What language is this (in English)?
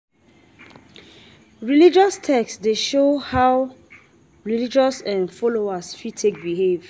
Nigerian Pidgin